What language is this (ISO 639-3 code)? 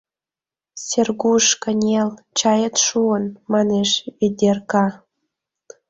chm